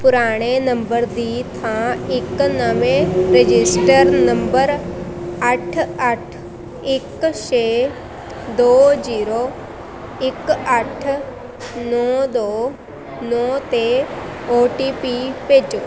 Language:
Punjabi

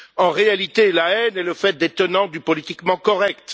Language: French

